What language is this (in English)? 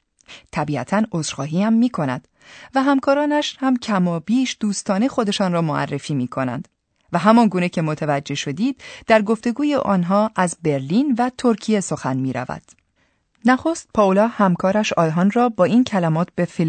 Persian